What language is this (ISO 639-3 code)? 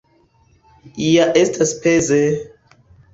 epo